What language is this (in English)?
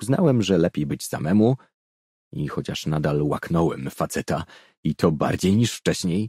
Polish